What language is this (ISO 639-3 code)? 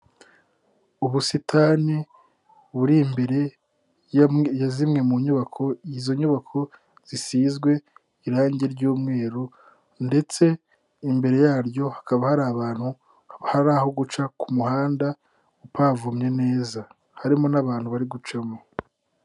kin